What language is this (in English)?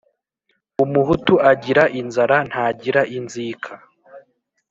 Kinyarwanda